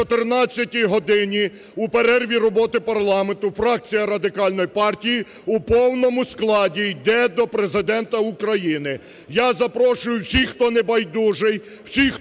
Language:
Ukrainian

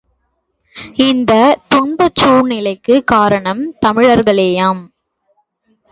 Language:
Tamil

